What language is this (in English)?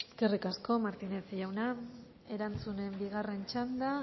Basque